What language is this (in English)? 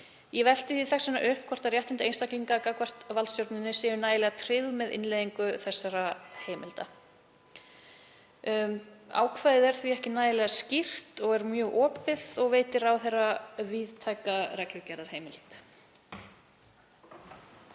Icelandic